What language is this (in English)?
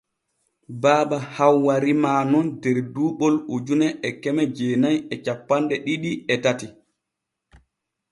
Borgu Fulfulde